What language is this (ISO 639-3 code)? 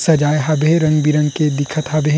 hne